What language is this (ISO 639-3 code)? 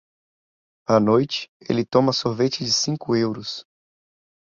por